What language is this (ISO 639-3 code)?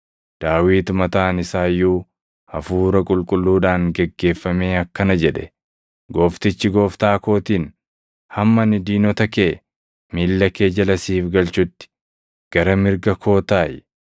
orm